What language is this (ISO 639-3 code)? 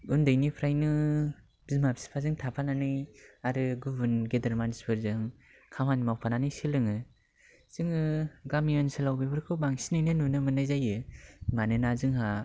brx